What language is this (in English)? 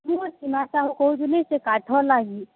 Odia